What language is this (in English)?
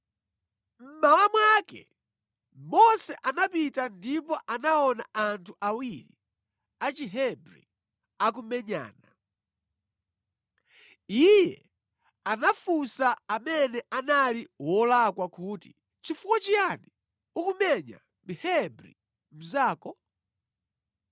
Nyanja